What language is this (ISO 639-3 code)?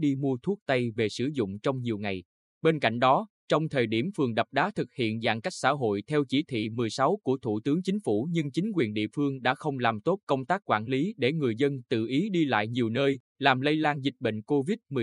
vie